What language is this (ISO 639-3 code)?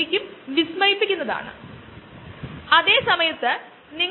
mal